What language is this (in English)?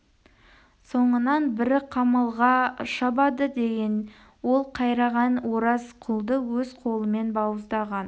Kazakh